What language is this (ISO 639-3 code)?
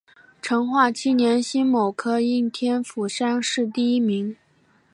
zho